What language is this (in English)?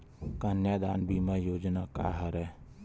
Chhattisgarhi